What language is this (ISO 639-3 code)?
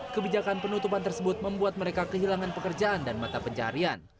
ind